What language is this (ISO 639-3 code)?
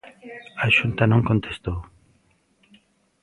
glg